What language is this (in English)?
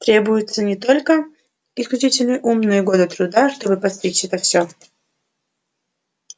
Russian